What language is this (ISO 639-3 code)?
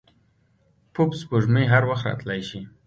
pus